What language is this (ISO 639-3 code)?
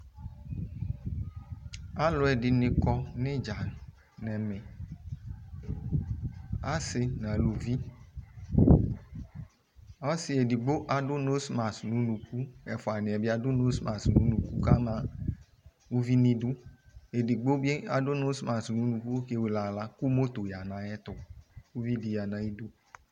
kpo